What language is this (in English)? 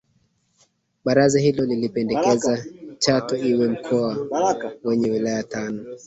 Swahili